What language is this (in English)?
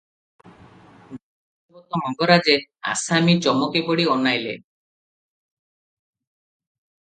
Odia